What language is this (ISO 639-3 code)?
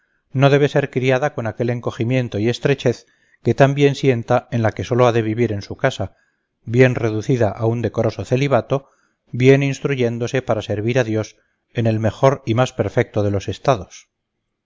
spa